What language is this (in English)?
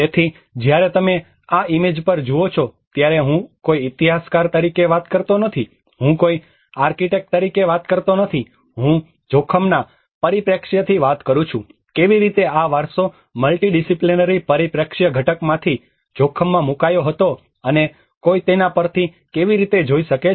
Gujarati